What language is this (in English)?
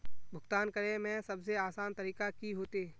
Magahi